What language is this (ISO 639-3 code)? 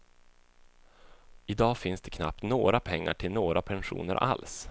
swe